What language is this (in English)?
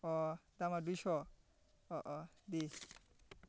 Bodo